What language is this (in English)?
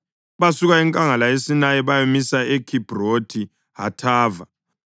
North Ndebele